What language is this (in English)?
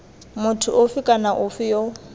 Tswana